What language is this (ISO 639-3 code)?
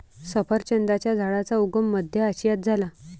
mar